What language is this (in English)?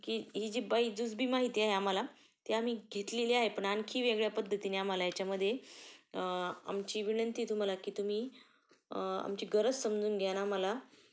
Marathi